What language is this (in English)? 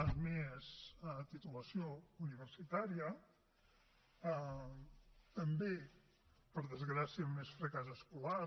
Catalan